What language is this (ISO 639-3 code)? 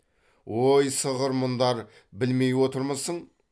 kaz